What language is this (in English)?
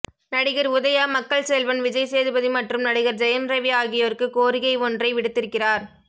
Tamil